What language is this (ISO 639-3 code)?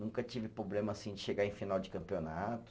por